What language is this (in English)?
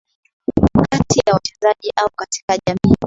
Swahili